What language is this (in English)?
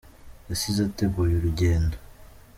Kinyarwanda